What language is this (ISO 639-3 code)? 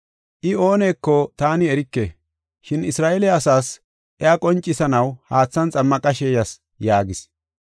gof